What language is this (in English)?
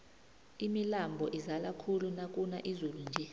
South Ndebele